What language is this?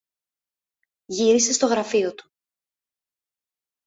Greek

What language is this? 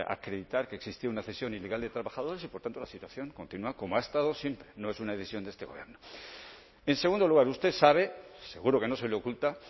Spanish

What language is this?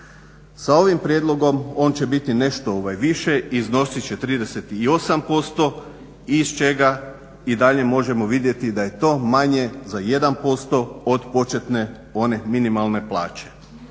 Croatian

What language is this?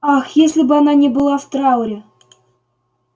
Russian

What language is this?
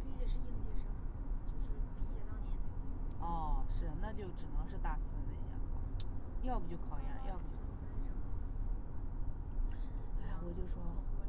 Chinese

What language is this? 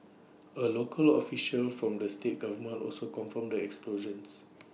English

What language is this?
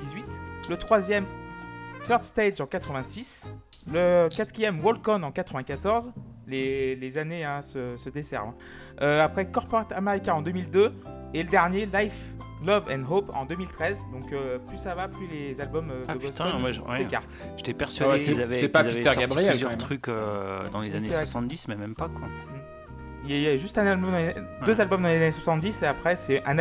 French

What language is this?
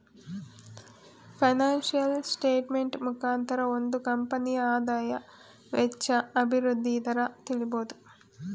Kannada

